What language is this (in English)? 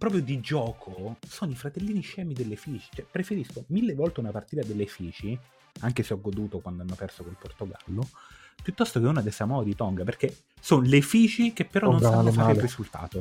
Italian